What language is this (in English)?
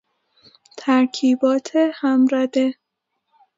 Persian